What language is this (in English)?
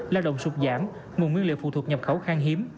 Vietnamese